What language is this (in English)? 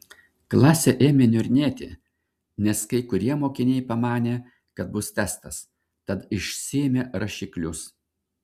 Lithuanian